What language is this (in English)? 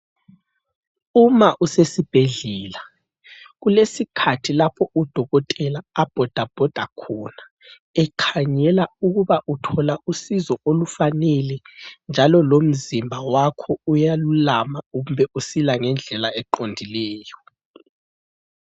North Ndebele